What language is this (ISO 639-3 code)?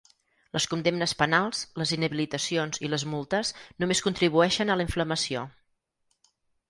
cat